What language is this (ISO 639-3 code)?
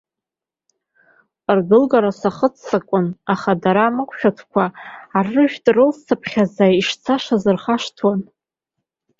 abk